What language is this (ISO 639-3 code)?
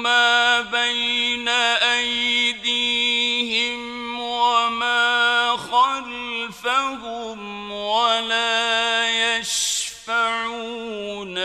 ara